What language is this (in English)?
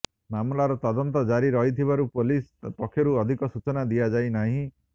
Odia